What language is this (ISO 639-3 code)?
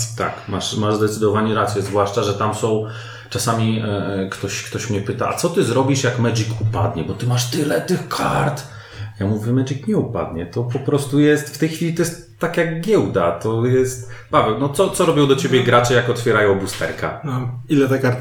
pol